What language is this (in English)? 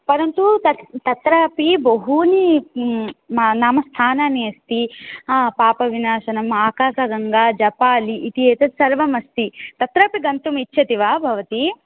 Sanskrit